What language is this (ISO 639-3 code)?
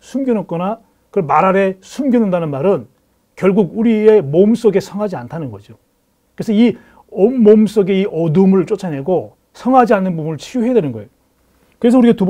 kor